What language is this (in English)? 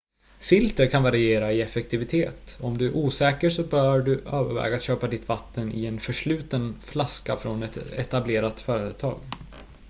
Swedish